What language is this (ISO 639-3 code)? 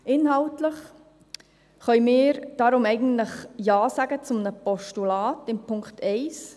gsw